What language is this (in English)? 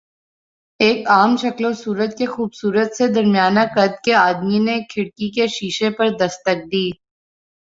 Urdu